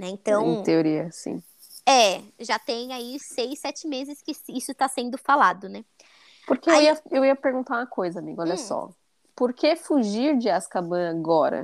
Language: Portuguese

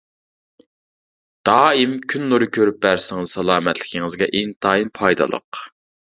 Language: Uyghur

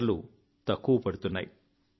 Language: Telugu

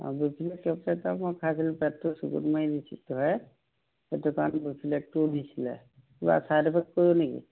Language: Assamese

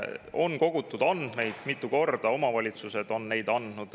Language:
Estonian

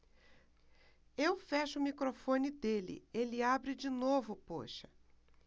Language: Portuguese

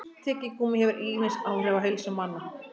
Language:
Icelandic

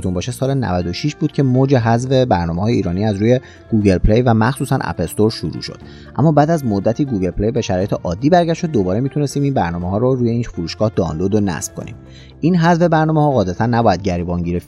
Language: Persian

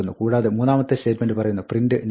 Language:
Malayalam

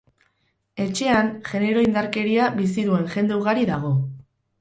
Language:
Basque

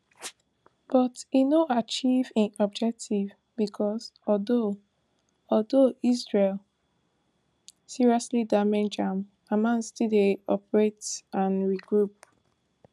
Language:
Nigerian Pidgin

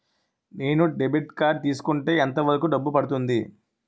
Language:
Telugu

